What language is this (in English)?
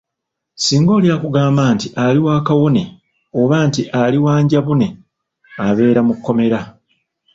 Ganda